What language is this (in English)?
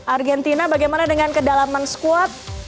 Indonesian